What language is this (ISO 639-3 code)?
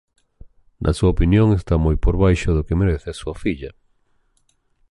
glg